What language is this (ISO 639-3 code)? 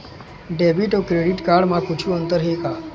hne